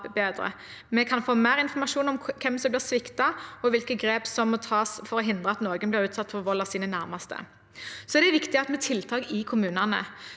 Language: Norwegian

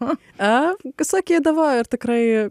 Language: Lithuanian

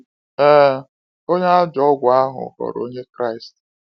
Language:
Igbo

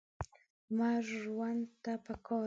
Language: Pashto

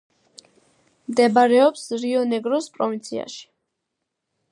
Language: Georgian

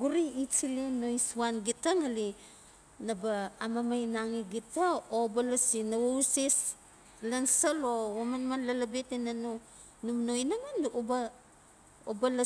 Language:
Notsi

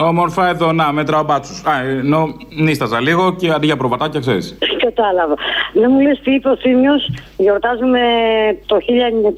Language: Greek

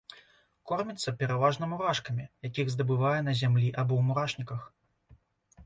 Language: Belarusian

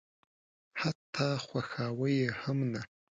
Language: Pashto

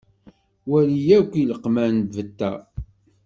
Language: Kabyle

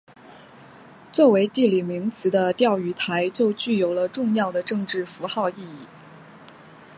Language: Chinese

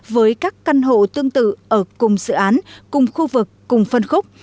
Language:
Vietnamese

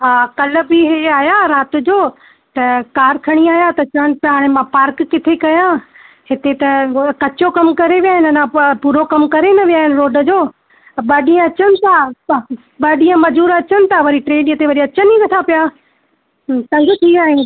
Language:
Sindhi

